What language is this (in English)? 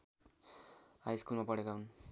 Nepali